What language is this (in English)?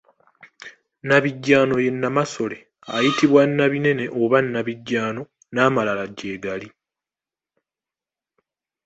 Ganda